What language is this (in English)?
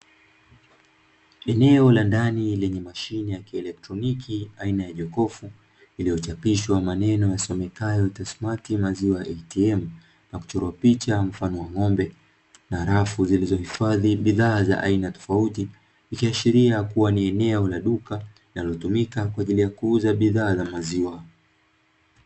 Swahili